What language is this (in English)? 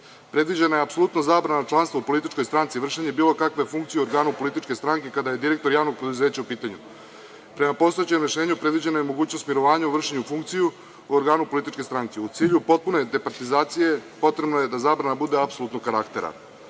Serbian